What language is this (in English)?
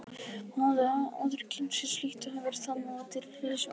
Icelandic